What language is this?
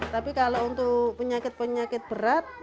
Indonesian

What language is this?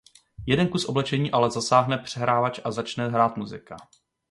Czech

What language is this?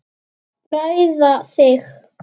Icelandic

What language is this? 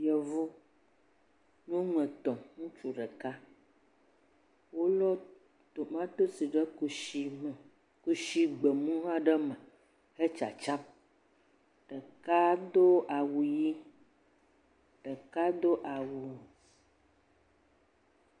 Ewe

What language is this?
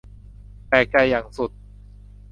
Thai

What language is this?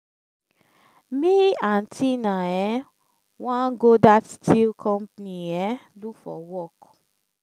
Nigerian Pidgin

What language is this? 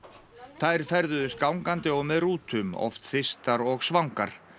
Icelandic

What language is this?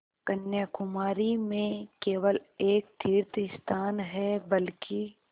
Hindi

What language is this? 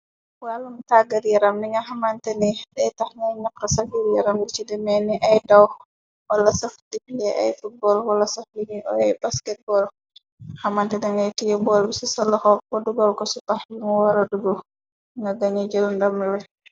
Wolof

